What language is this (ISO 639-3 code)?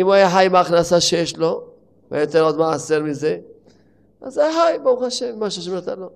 heb